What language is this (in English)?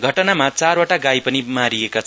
Nepali